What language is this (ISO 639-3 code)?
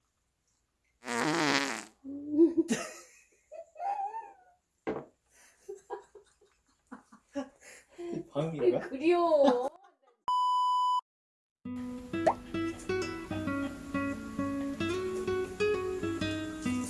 kor